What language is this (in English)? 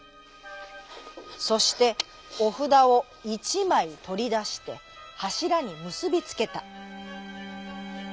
Japanese